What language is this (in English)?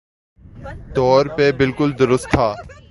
Urdu